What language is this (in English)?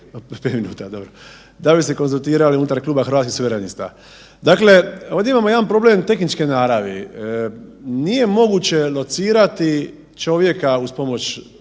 Croatian